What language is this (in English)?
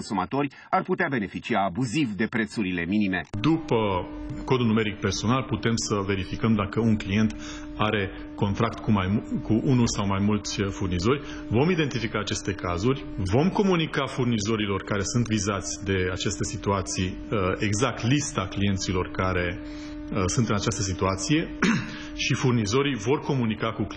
Romanian